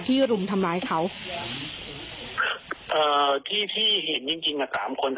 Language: Thai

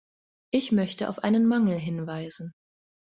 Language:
German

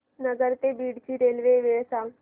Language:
Marathi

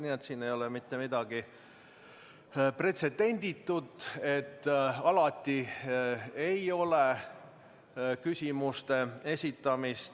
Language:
Estonian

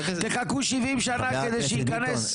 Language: Hebrew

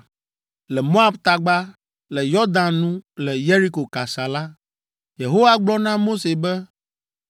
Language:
Ewe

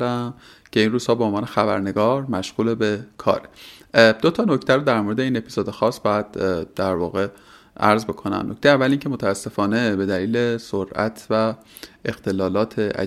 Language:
Persian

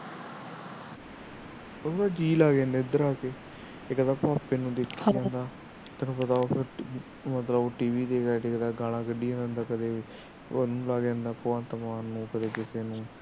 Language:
Punjabi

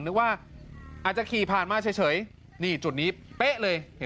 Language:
Thai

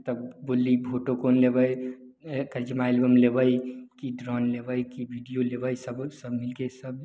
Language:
Maithili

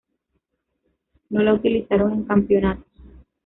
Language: Spanish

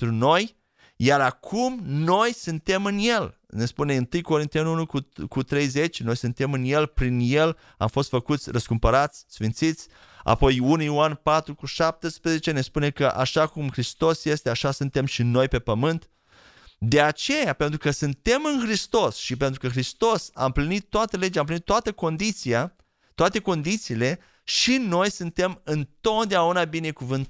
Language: Romanian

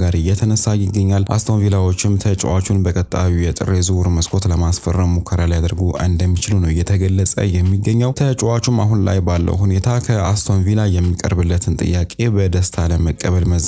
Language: Arabic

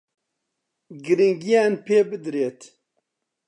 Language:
Central Kurdish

